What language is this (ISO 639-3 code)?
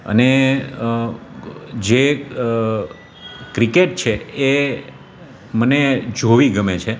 guj